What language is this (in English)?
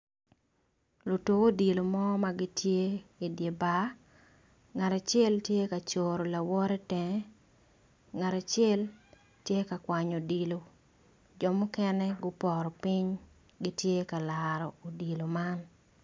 Acoli